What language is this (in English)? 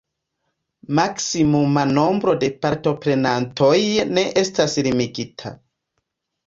Esperanto